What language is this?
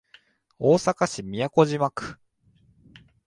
Japanese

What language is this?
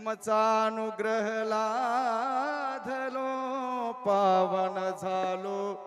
Marathi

